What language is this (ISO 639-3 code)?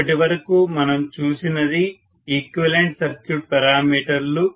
tel